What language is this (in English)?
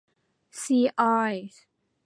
Thai